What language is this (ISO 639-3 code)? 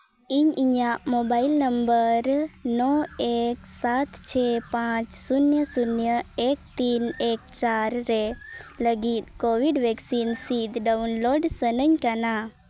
sat